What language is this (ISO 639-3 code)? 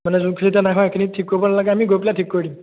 asm